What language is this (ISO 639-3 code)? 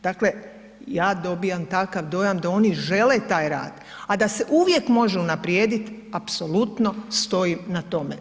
hrv